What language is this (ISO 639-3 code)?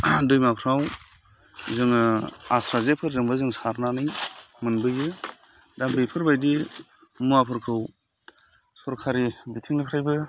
brx